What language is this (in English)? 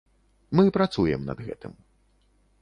Belarusian